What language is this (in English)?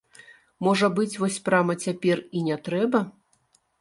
Belarusian